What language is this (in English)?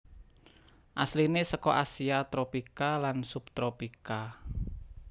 Javanese